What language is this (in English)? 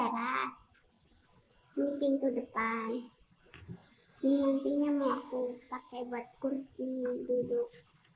Indonesian